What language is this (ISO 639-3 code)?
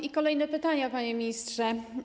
pol